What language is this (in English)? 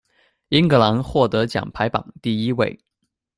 Chinese